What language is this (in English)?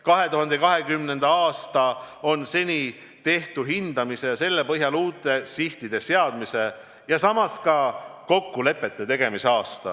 Estonian